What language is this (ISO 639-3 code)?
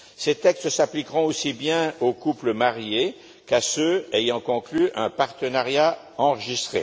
fra